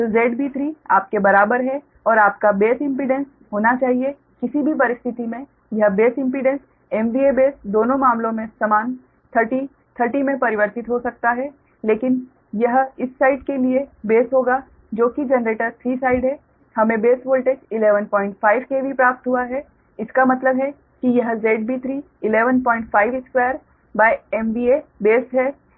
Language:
Hindi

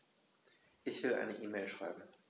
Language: German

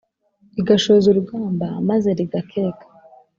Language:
Kinyarwanda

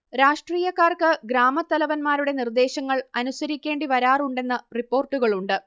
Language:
Malayalam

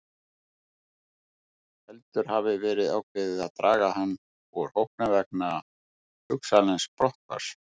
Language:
Icelandic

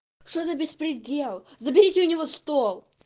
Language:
Russian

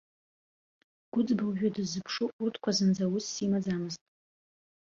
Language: Abkhazian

